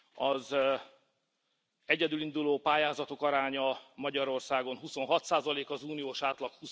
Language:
Hungarian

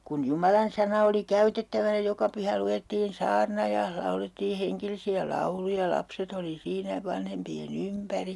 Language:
Finnish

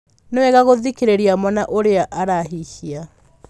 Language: Kikuyu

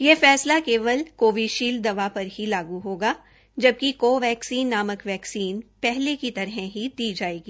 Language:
Hindi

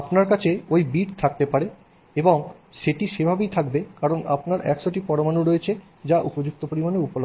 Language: Bangla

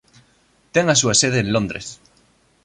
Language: Galician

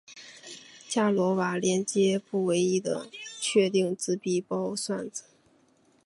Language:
Chinese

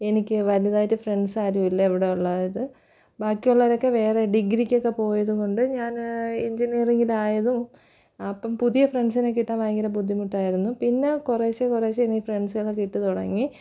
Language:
Malayalam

